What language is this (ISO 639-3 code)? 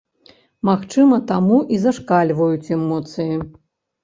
bel